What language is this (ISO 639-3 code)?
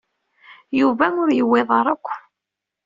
kab